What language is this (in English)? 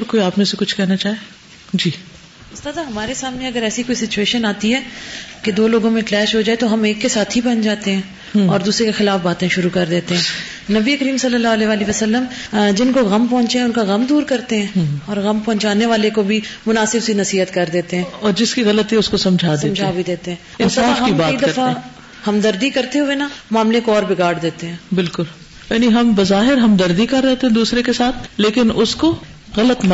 Urdu